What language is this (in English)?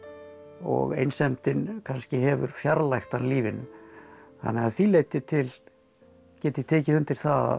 Icelandic